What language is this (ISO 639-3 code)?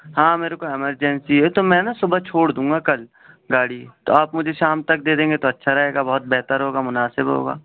urd